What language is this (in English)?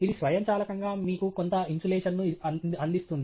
Telugu